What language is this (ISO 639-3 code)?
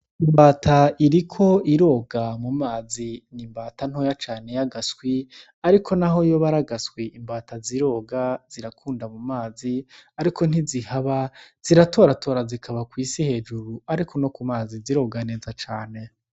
run